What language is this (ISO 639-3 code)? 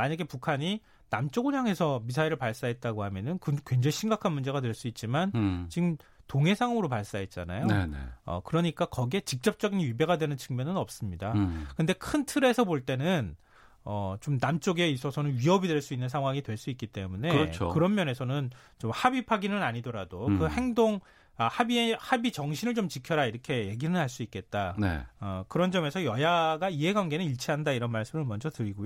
kor